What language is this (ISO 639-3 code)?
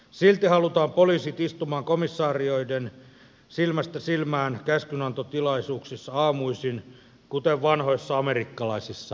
fin